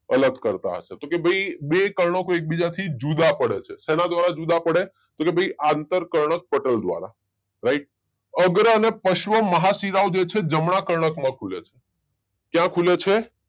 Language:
Gujarati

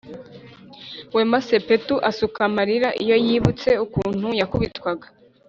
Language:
Kinyarwanda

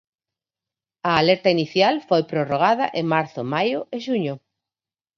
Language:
Galician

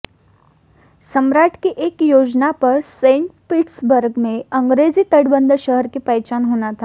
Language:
Hindi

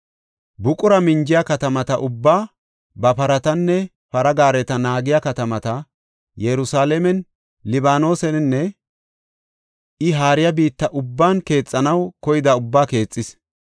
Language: Gofa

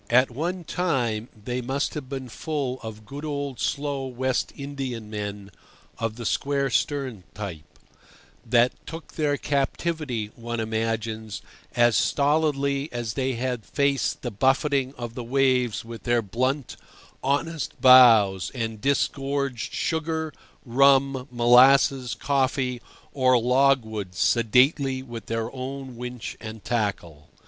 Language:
English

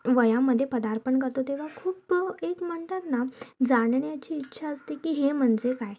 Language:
Marathi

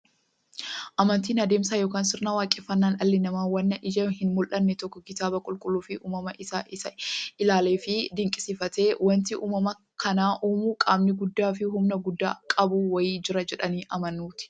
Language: Oromo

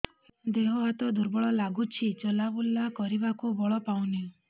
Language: Odia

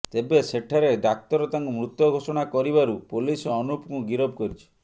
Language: Odia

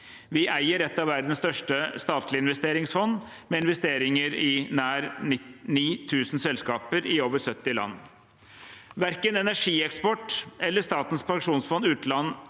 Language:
Norwegian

